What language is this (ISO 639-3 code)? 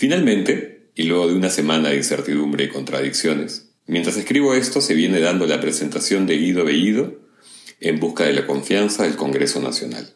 spa